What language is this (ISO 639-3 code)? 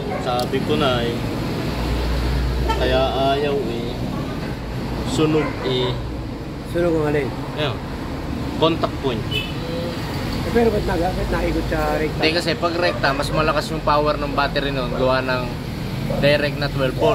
fil